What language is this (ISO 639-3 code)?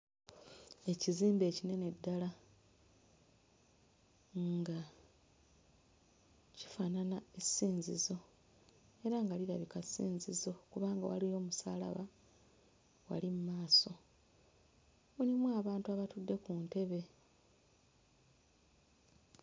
lug